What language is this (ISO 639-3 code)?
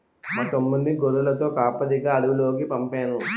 tel